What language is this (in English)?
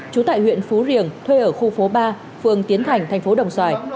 Vietnamese